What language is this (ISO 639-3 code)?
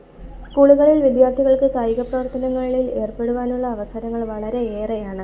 mal